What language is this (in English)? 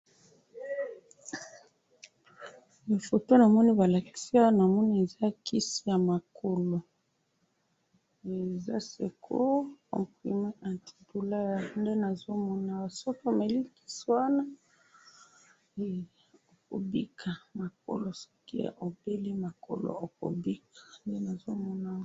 Lingala